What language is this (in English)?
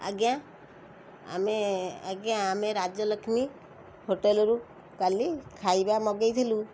Odia